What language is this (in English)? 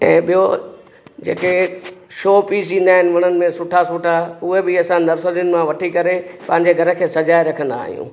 Sindhi